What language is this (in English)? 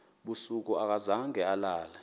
Xhosa